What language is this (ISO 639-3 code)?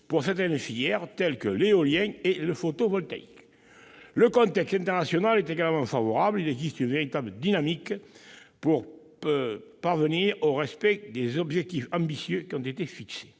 fra